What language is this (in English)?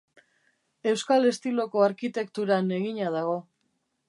Basque